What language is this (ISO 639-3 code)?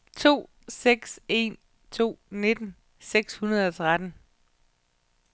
dan